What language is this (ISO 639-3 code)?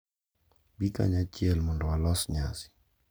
luo